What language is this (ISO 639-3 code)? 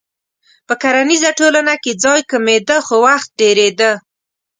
pus